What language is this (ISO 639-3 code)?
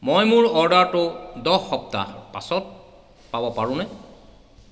asm